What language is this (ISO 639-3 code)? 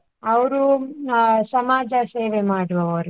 kan